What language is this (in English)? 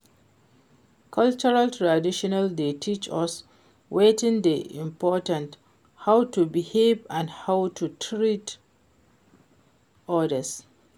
Nigerian Pidgin